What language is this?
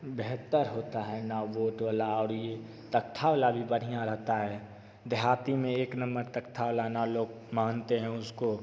Hindi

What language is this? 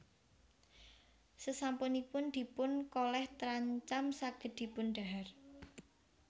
Javanese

